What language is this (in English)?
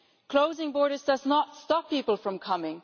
English